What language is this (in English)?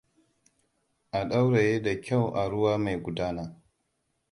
Hausa